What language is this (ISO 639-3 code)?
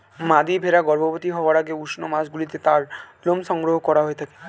ben